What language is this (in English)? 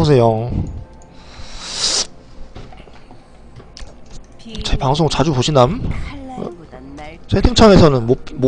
Korean